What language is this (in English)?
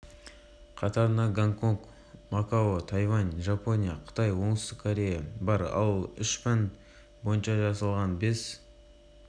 Kazakh